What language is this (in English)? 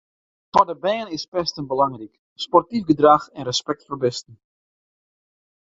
Western Frisian